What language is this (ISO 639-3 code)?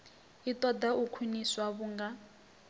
ven